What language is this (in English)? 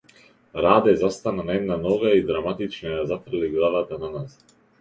Macedonian